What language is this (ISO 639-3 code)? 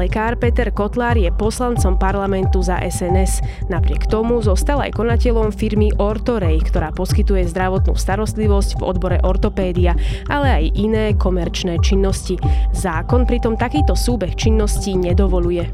slk